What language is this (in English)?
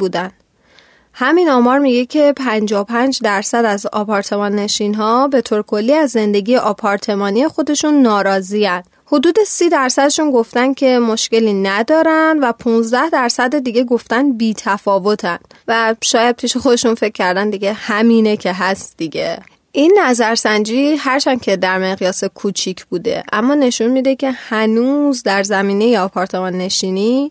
Persian